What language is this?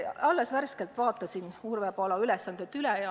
Estonian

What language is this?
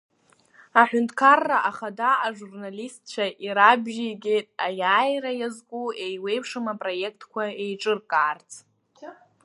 Abkhazian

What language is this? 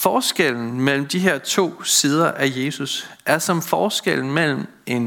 Danish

